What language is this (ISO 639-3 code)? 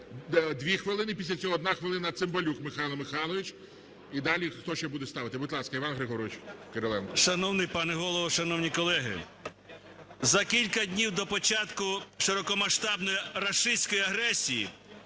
ukr